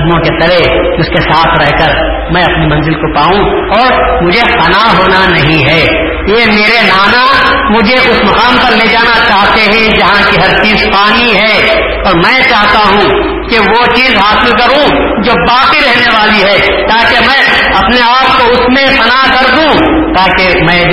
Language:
Urdu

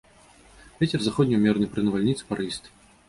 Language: Belarusian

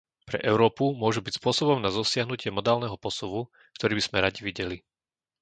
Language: Slovak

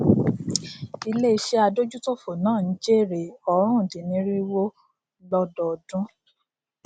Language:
Yoruba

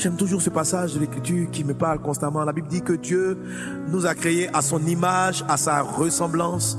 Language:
French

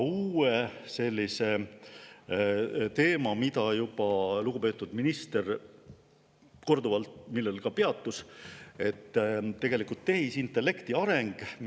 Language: Estonian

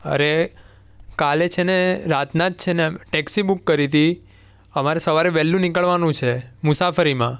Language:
Gujarati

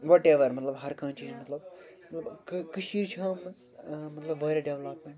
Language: Kashmiri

